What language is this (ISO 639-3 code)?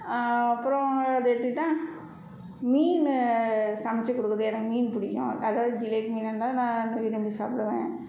tam